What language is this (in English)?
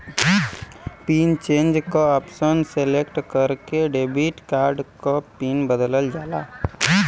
Bhojpuri